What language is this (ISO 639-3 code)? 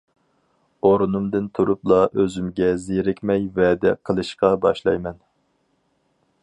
uig